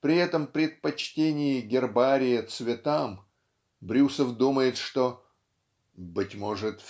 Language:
Russian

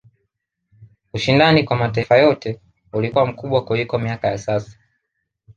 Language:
Swahili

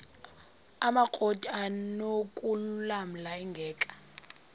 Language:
Xhosa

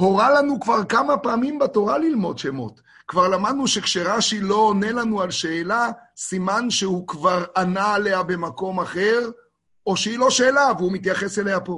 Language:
Hebrew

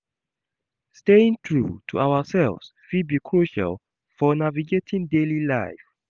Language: Nigerian Pidgin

